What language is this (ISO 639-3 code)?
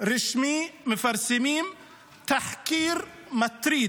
heb